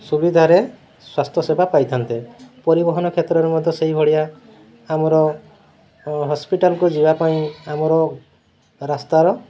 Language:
Odia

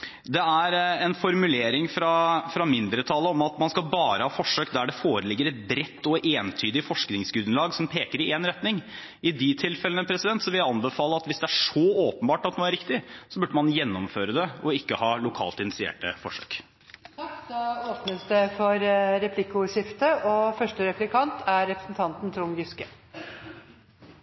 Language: Norwegian Bokmål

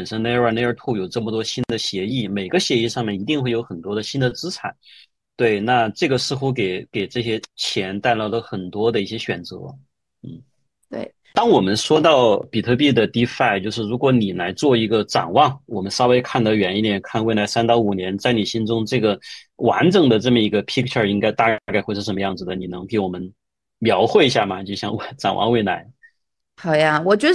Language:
Chinese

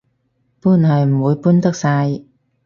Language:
Cantonese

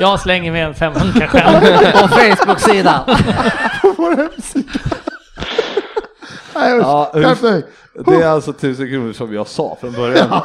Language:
Swedish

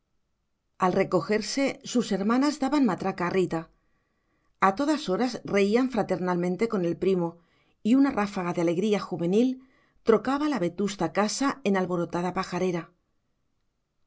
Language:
Spanish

